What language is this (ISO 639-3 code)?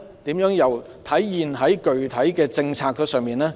yue